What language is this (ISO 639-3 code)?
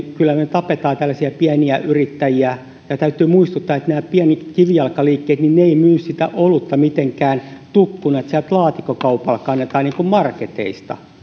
fin